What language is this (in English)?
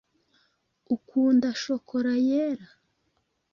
Kinyarwanda